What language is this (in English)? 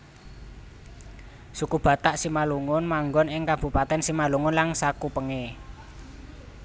Javanese